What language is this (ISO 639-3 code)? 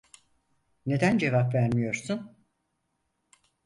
tur